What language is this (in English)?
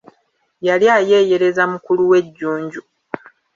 Ganda